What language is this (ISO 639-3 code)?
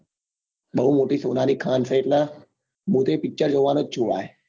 guj